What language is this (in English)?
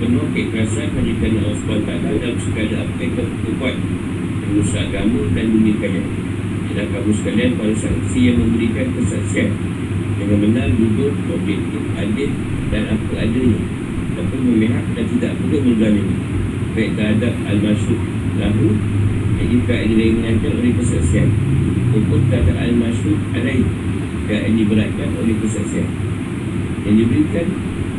Malay